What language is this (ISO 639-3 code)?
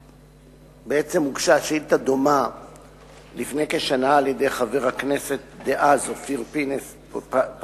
heb